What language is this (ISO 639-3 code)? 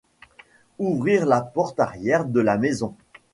fra